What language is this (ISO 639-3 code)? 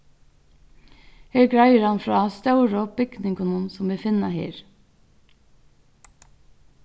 fao